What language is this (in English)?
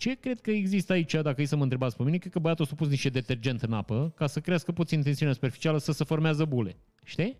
Romanian